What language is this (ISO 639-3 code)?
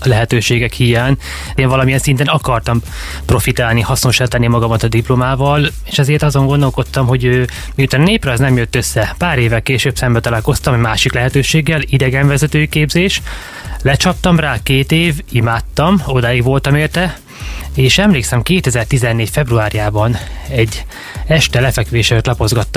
hun